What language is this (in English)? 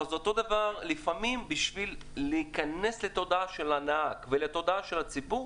Hebrew